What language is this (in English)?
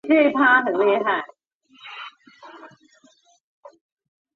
Chinese